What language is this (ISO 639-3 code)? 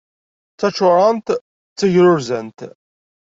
kab